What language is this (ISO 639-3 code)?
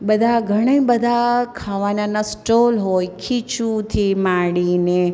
guj